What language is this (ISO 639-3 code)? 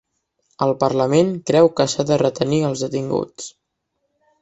cat